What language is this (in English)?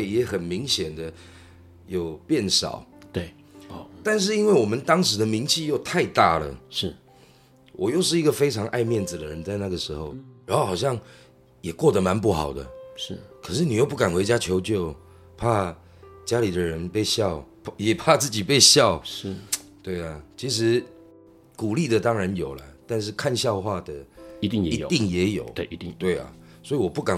Chinese